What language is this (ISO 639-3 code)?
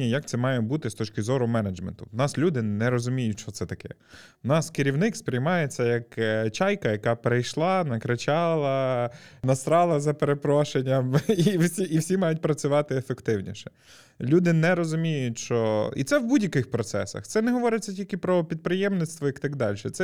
ukr